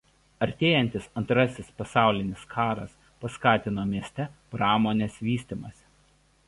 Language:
Lithuanian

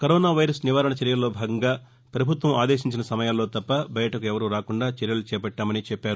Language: Telugu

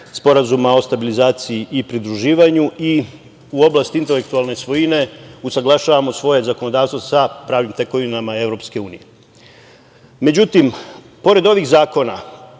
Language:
Serbian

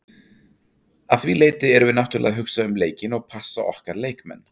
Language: Icelandic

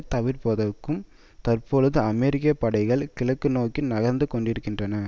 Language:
Tamil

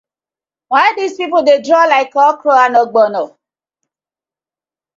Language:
Nigerian Pidgin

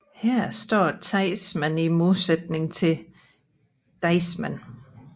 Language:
Danish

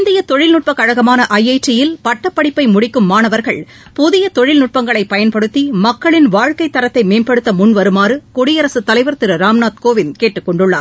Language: Tamil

